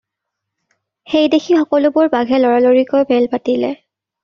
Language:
Assamese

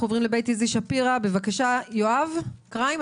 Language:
Hebrew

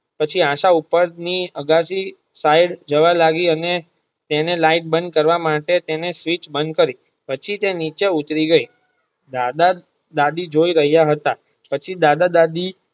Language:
Gujarati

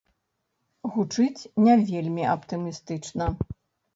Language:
Belarusian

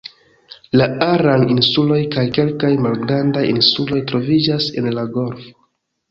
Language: Esperanto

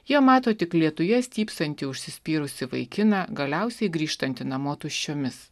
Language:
Lithuanian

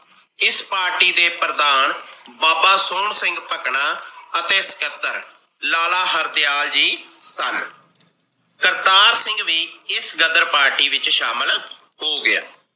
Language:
Punjabi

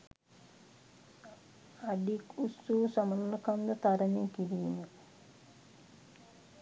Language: Sinhala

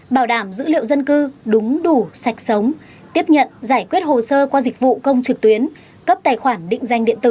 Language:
Vietnamese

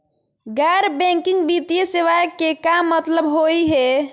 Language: Magahi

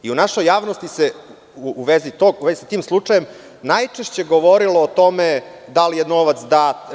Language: Serbian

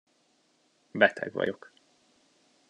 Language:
Hungarian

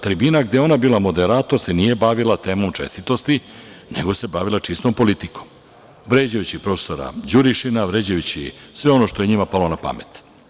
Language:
Serbian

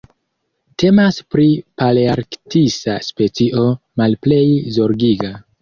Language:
Esperanto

